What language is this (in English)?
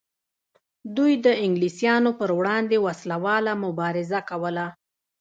Pashto